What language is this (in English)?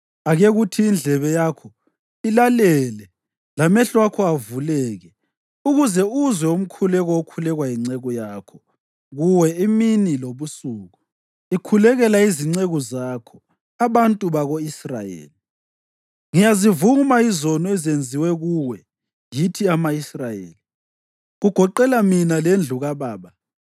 North Ndebele